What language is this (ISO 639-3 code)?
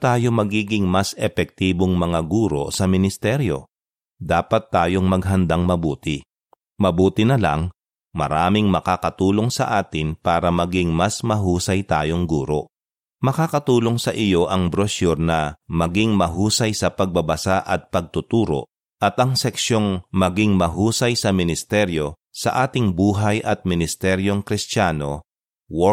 fil